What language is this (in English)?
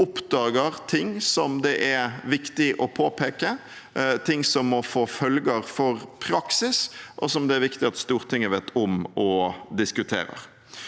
Norwegian